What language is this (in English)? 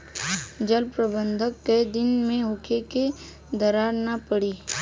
Bhojpuri